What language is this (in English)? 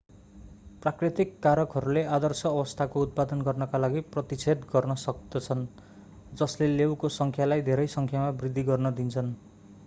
Nepali